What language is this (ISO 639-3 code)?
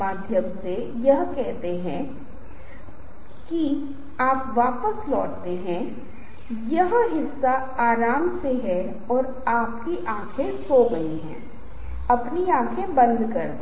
hin